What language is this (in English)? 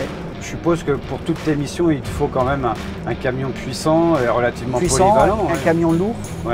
French